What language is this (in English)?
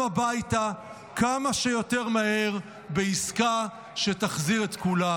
Hebrew